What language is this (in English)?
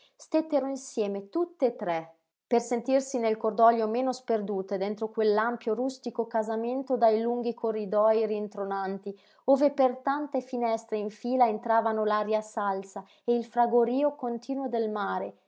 Italian